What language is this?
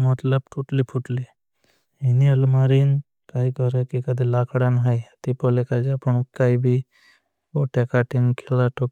Bhili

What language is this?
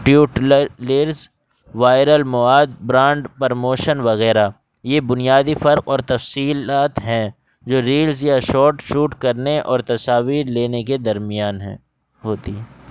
Urdu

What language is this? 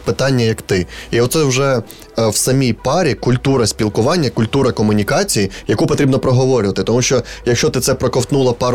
Ukrainian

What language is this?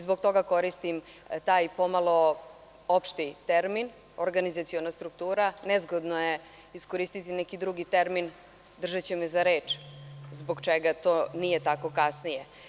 Serbian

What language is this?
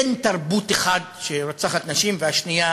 Hebrew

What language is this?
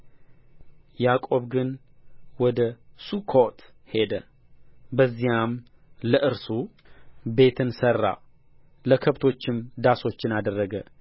Amharic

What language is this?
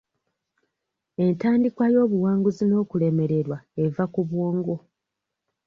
Ganda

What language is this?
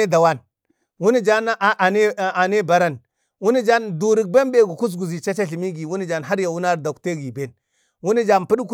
Bade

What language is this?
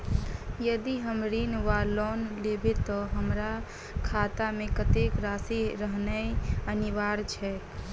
Maithili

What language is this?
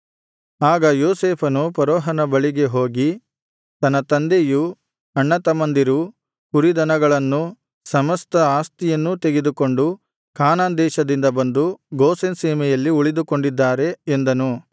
Kannada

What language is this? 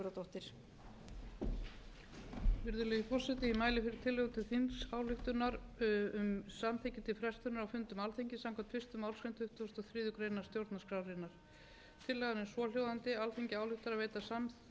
Icelandic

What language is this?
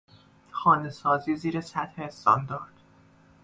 Persian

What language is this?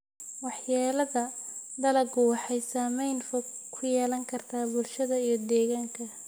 Somali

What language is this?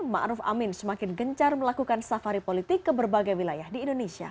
Indonesian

